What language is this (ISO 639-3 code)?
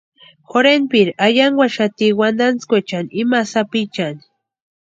pua